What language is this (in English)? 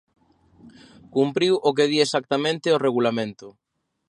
Galician